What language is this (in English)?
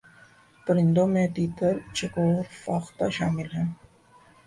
Urdu